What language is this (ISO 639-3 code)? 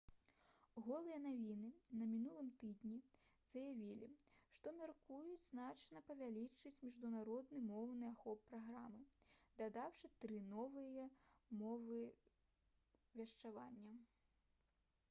bel